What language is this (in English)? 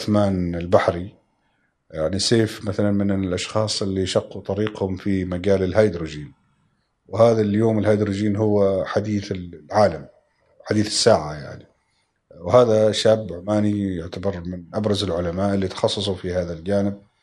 Arabic